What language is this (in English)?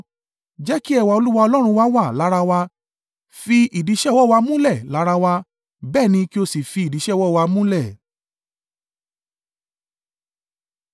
Yoruba